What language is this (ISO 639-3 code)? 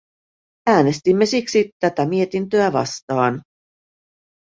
fin